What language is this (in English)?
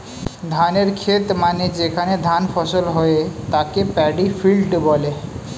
Bangla